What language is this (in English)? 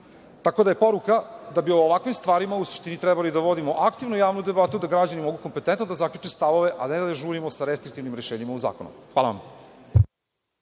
Serbian